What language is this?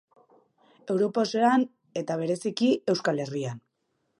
Basque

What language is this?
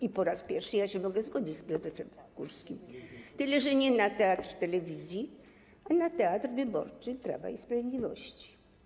Polish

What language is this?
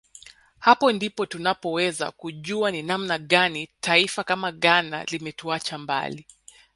Swahili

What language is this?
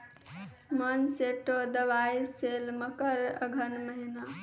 Maithili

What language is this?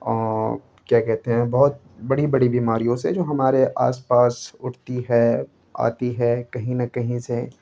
Urdu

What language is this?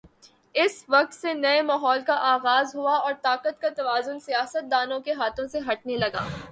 Urdu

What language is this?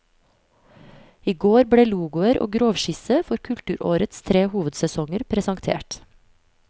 Norwegian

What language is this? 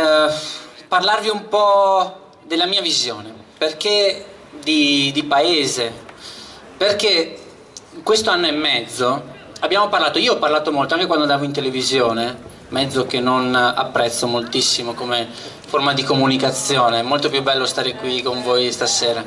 Italian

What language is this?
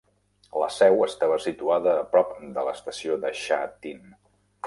Catalan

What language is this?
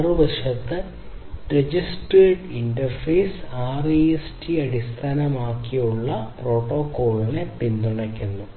Malayalam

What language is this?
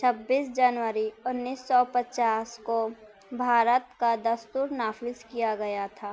Urdu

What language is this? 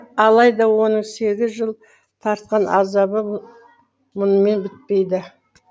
Kazakh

